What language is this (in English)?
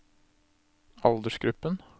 Norwegian